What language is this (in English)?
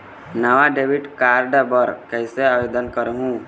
Chhattisgarhi